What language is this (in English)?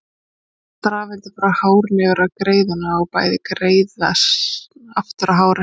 Icelandic